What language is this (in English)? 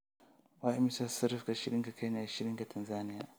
Somali